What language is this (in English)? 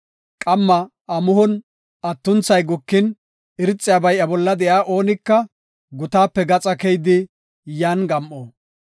Gofa